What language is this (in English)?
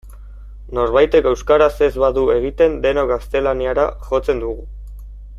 Basque